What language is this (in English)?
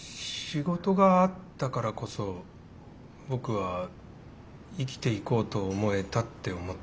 Japanese